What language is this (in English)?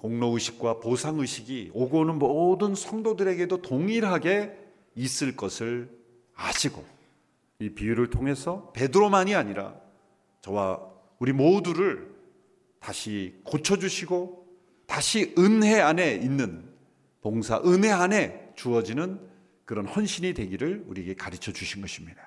Korean